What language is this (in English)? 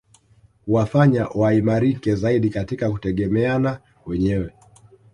Swahili